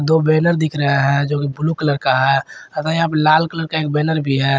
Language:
Hindi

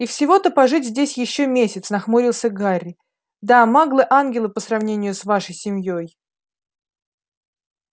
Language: Russian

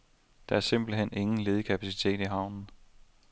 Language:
Danish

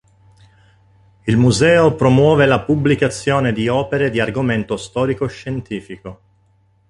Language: Italian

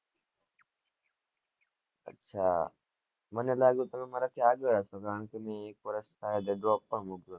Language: Gujarati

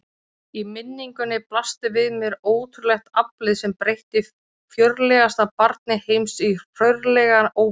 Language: Icelandic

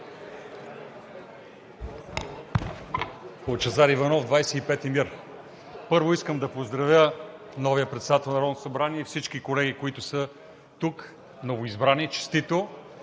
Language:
Bulgarian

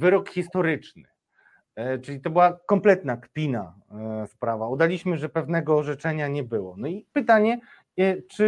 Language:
Polish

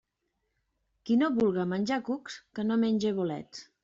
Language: Catalan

